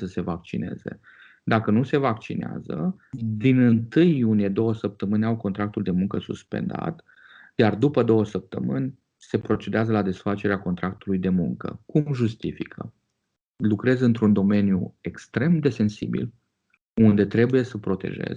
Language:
Romanian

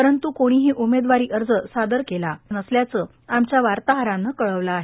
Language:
Marathi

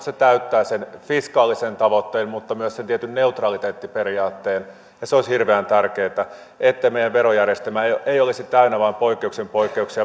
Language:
Finnish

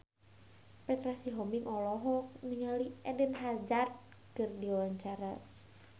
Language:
Sundanese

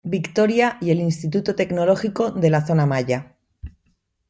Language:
Spanish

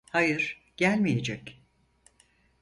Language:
Turkish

